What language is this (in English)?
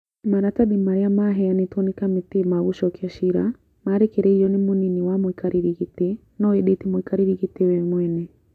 Kikuyu